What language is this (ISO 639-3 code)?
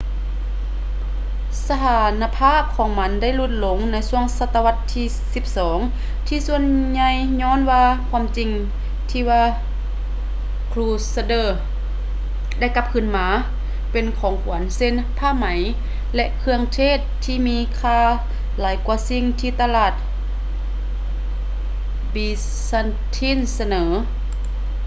lao